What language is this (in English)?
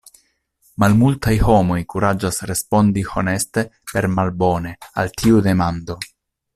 Esperanto